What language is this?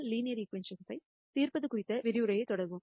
Tamil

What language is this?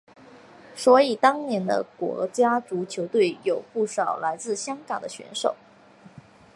Chinese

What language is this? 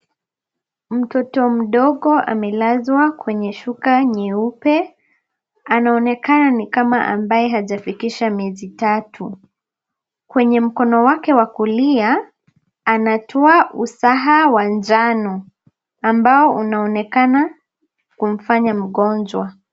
Swahili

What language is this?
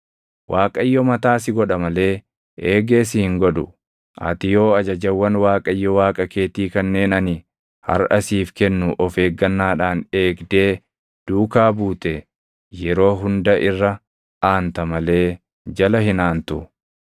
Oromo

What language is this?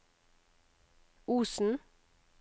Norwegian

